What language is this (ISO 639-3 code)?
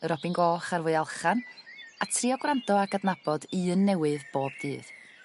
cym